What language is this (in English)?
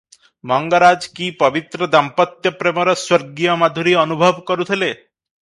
Odia